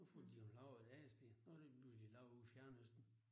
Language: Danish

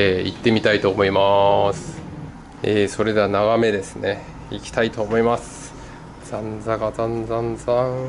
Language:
Japanese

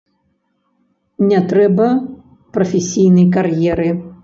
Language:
Belarusian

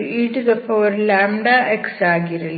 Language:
Kannada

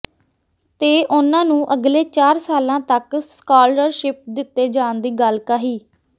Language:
Punjabi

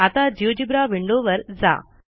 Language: Marathi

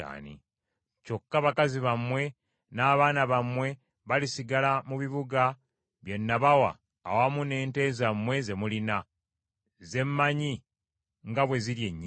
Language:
Ganda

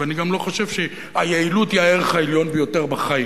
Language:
Hebrew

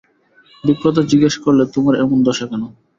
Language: Bangla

